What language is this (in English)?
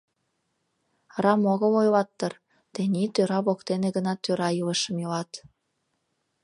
Mari